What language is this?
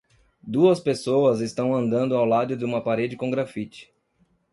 Portuguese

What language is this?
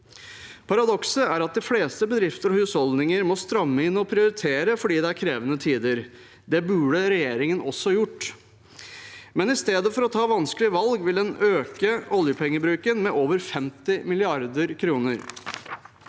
Norwegian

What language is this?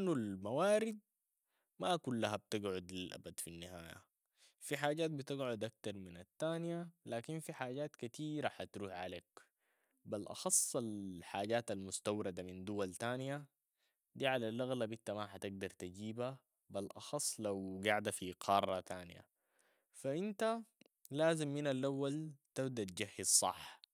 Sudanese Arabic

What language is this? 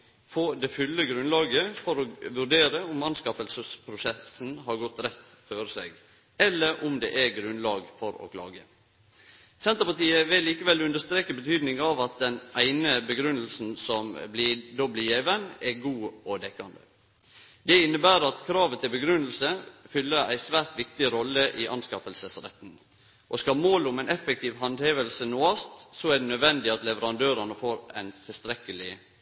Norwegian Nynorsk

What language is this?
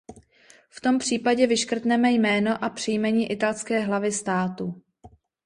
Czech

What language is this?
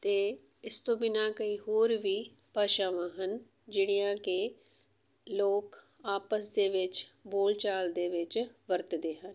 Punjabi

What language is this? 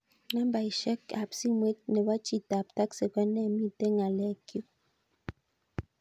Kalenjin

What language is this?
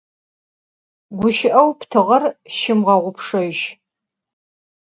Adyghe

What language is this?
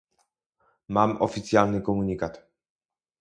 Polish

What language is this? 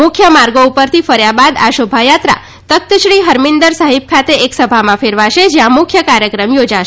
Gujarati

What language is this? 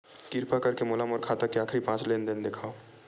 Chhattisgarhi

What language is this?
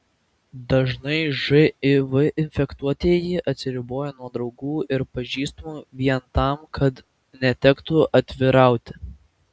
Lithuanian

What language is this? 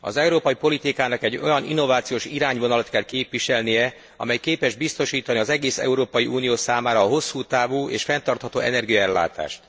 Hungarian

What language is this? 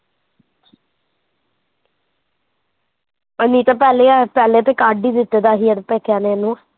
Punjabi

